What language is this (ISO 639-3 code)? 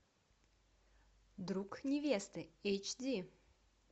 rus